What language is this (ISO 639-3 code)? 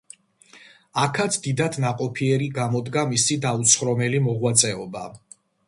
kat